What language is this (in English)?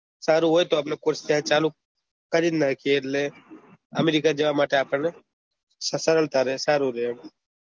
Gujarati